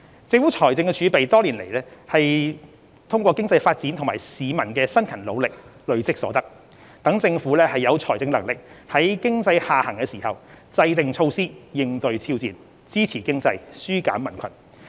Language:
Cantonese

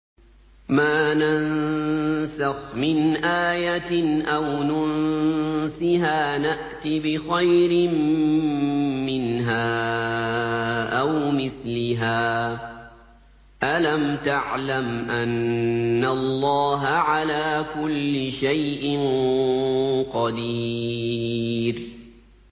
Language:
Arabic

